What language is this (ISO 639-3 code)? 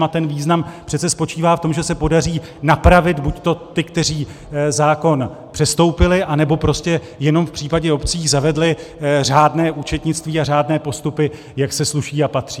ces